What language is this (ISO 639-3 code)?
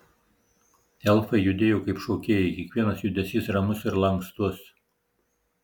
lit